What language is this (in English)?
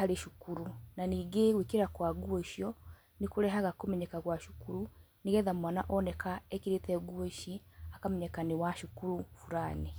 Kikuyu